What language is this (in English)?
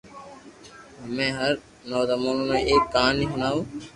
Loarki